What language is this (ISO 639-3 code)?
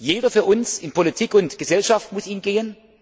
deu